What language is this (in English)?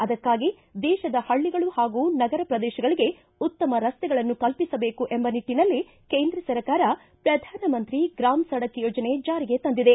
Kannada